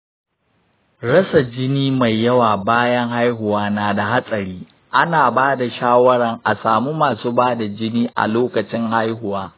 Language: Hausa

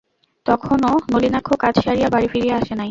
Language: Bangla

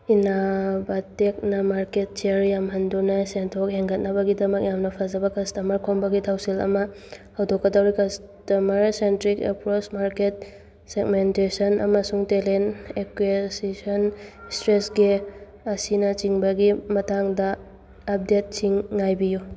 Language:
Manipuri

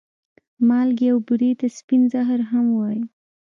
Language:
Pashto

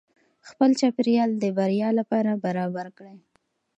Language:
Pashto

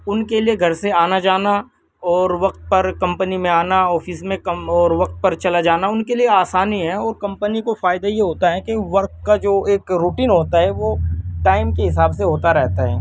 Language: Urdu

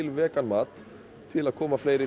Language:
Icelandic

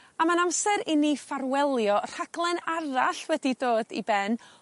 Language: Welsh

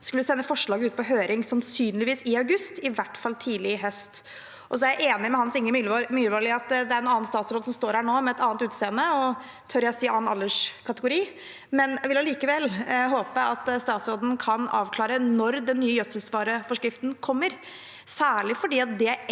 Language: Norwegian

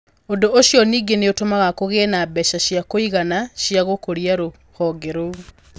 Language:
Kikuyu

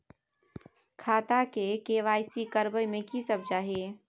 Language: Maithili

